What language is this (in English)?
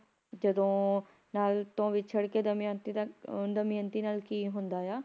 Punjabi